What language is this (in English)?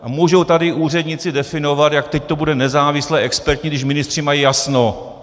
Czech